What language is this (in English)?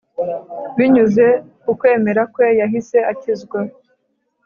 Kinyarwanda